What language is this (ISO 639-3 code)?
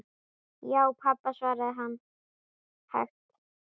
isl